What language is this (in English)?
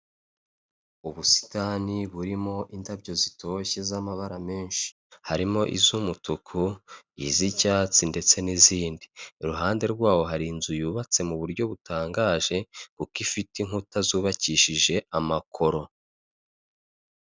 Kinyarwanda